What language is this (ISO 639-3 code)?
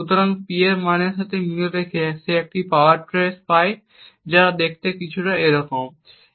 ben